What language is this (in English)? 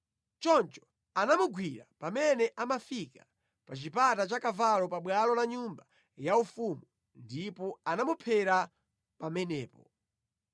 Nyanja